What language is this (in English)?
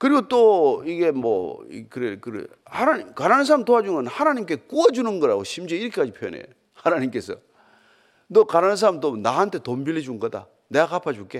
Korean